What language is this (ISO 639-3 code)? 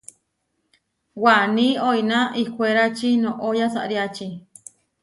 var